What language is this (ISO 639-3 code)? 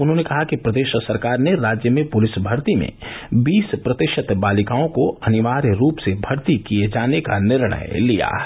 hin